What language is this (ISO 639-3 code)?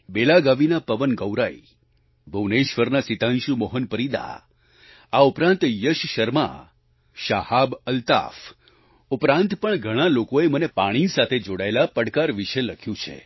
guj